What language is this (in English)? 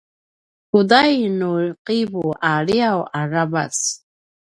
Paiwan